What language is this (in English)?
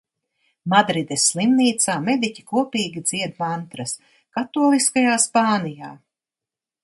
Latvian